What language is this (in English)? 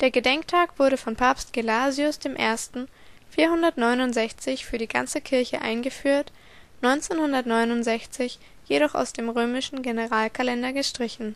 German